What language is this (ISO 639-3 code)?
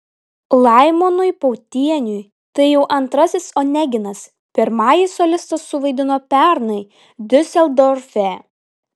lit